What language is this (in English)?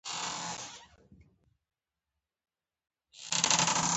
Pashto